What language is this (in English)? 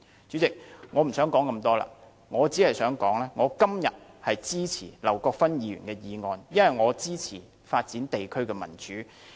Cantonese